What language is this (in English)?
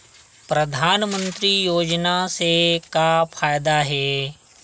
Chhattisgarhi